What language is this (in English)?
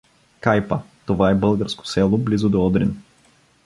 Bulgarian